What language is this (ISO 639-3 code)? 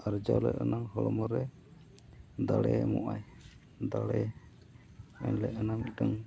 sat